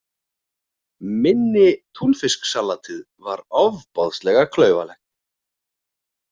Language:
Icelandic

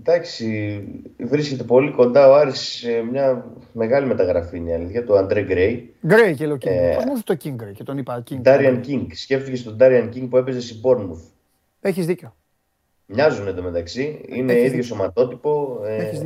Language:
Greek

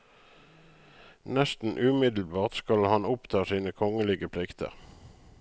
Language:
Norwegian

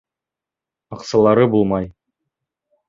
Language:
Bashkir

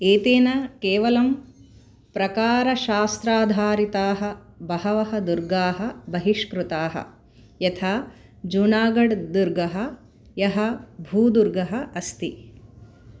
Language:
Sanskrit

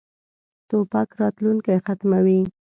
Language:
Pashto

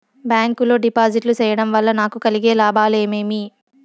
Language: Telugu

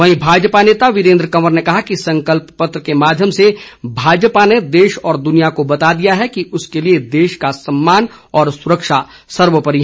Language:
Hindi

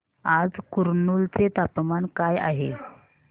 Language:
Marathi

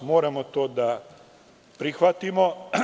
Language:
Serbian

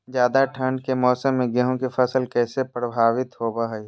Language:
Magahi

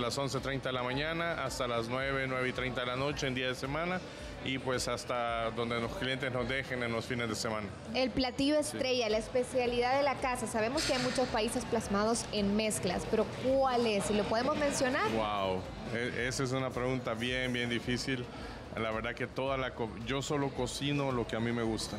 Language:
Spanish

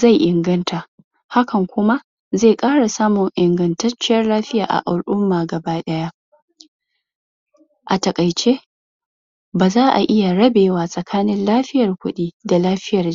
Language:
Hausa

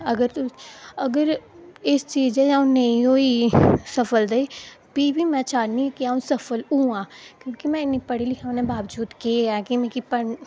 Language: Dogri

